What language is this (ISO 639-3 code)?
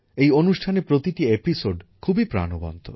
ben